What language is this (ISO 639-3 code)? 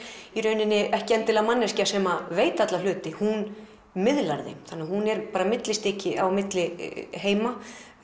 isl